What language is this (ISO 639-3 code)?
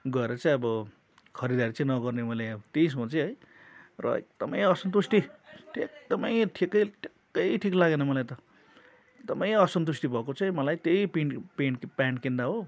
nep